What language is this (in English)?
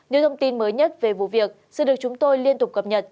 Vietnamese